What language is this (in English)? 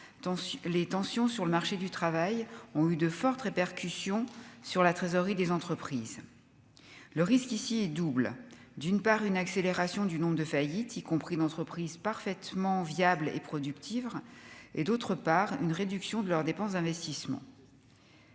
French